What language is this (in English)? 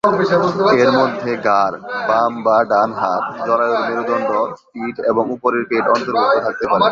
Bangla